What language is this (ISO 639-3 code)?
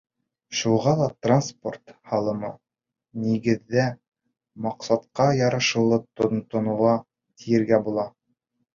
bak